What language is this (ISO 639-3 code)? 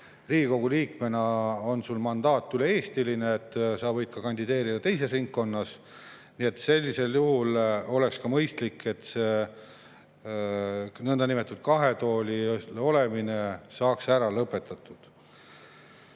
est